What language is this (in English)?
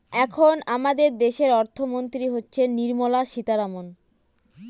Bangla